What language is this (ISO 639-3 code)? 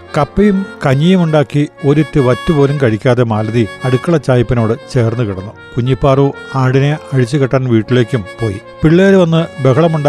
mal